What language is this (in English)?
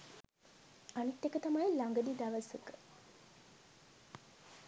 Sinhala